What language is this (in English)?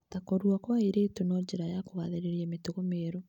Kikuyu